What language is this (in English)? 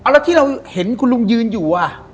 Thai